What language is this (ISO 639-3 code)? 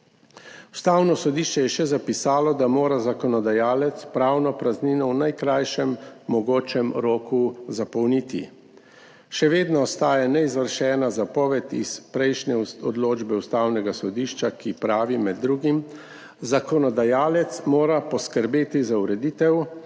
slv